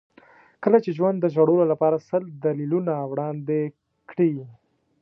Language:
Pashto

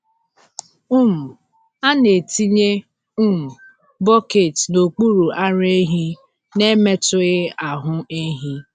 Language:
Igbo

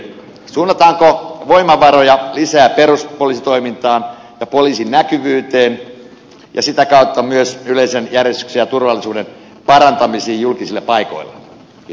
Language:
Finnish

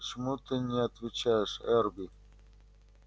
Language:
Russian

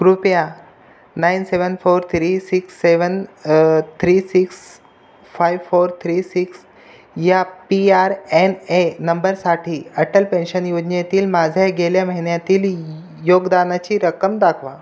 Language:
Marathi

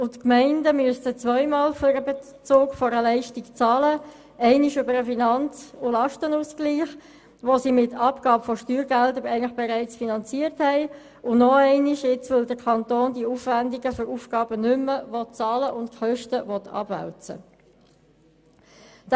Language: Swiss German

